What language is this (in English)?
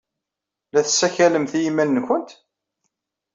Kabyle